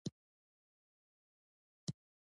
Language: Pashto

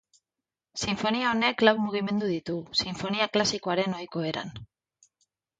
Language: Basque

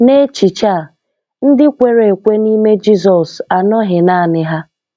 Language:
Igbo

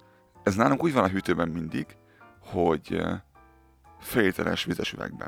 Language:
Hungarian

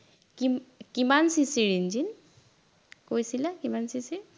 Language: Assamese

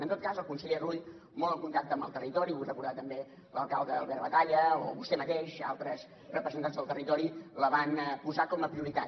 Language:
Catalan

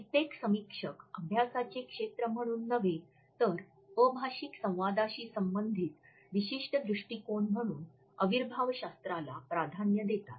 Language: Marathi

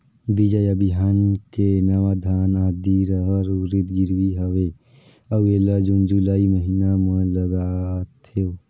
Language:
Chhattisgarhi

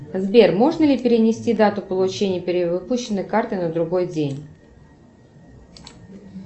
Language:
Russian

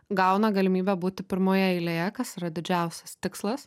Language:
Lithuanian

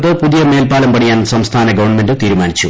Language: Malayalam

